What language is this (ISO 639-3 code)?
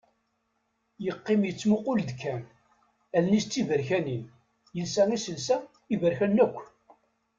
kab